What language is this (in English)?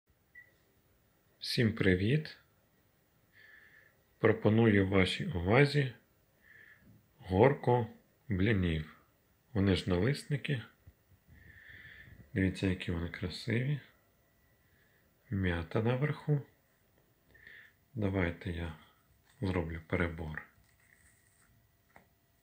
Ukrainian